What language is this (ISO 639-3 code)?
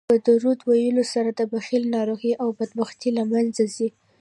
pus